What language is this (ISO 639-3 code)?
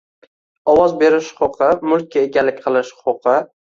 uzb